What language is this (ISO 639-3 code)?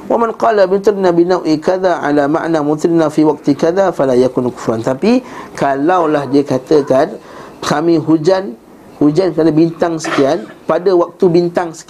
msa